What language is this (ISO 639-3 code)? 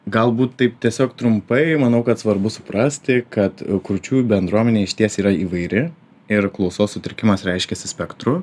lit